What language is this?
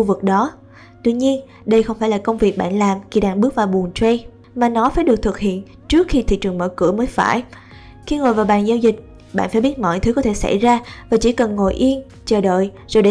Vietnamese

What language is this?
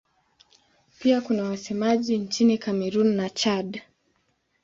Swahili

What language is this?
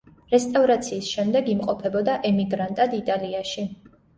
Georgian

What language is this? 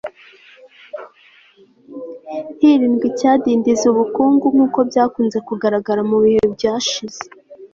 Kinyarwanda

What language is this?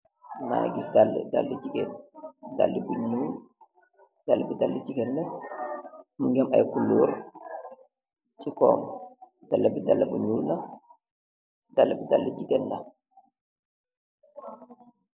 Wolof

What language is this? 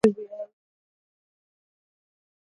Swahili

